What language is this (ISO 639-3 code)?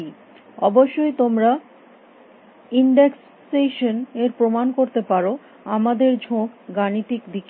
ben